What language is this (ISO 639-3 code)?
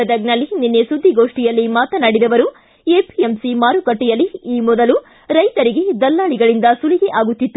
kan